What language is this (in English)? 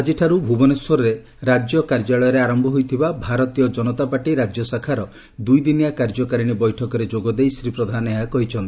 Odia